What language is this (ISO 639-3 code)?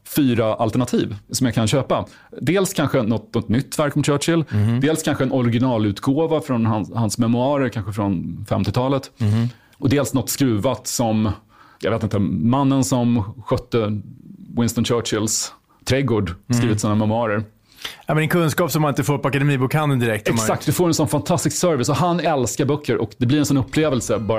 swe